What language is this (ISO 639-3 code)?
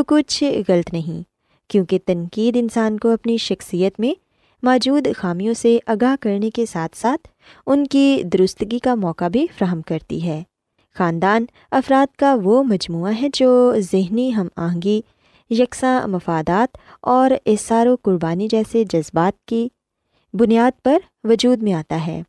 urd